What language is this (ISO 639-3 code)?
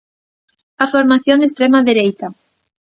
glg